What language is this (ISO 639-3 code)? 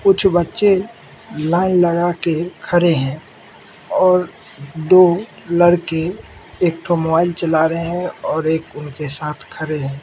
hin